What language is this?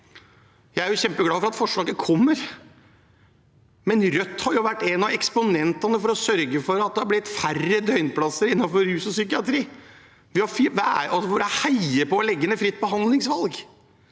Norwegian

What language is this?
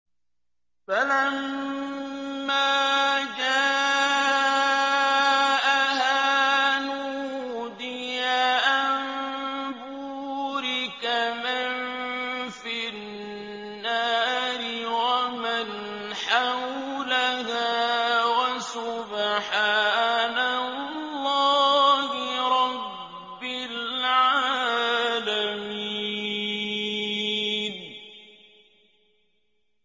Arabic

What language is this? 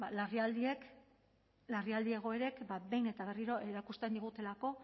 Basque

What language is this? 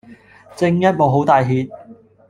Cantonese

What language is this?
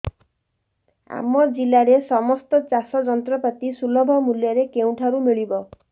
Odia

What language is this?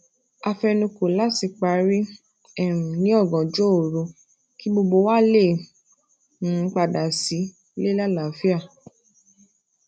Yoruba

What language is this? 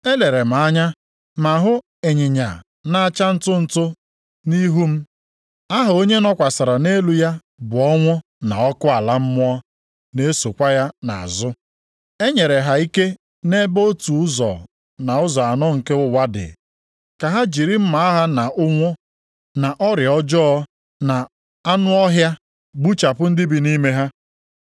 Igbo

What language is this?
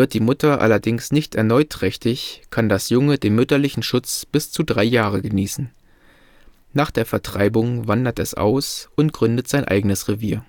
German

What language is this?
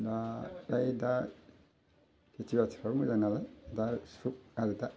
Bodo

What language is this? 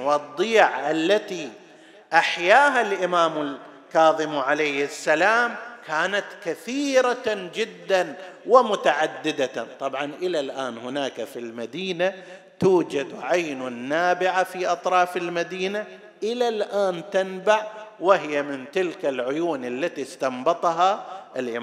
Arabic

